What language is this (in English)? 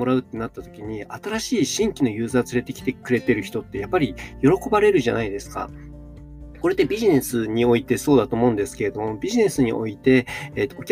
Japanese